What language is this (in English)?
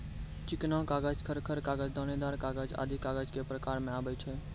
Maithili